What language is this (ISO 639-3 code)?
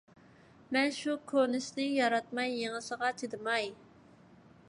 uig